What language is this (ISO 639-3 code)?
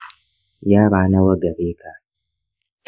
hau